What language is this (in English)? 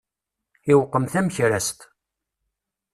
Kabyle